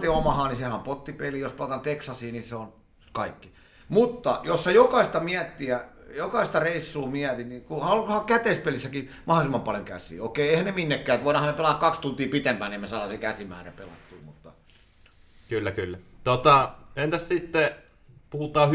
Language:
Finnish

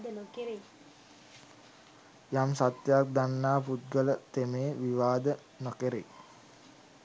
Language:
Sinhala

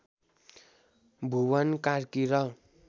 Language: Nepali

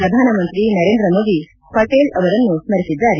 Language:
Kannada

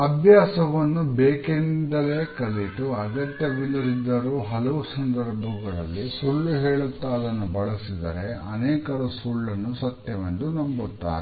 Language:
Kannada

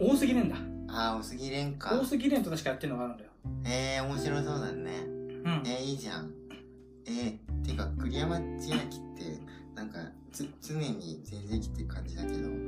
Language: Japanese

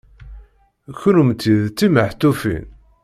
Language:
Kabyle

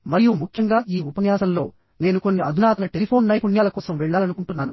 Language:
Telugu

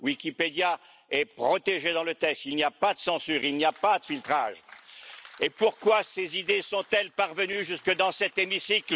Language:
French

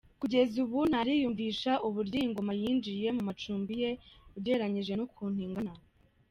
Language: Kinyarwanda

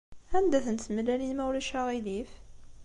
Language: Kabyle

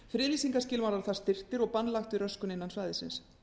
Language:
Icelandic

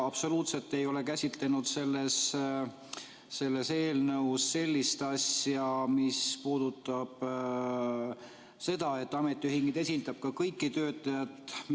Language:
Estonian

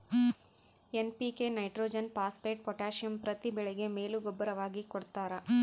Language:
Kannada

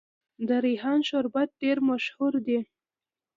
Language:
Pashto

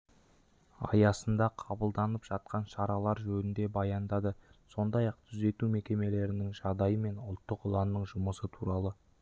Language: Kazakh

